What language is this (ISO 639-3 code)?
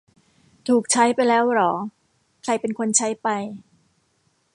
tha